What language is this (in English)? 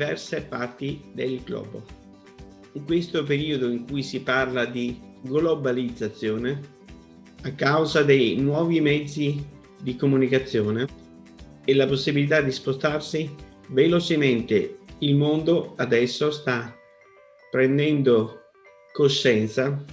Italian